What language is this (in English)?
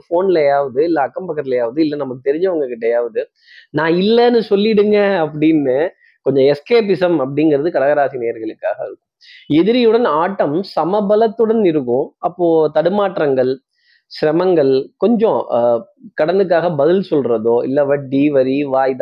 Tamil